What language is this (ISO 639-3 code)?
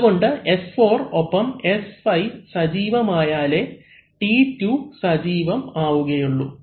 mal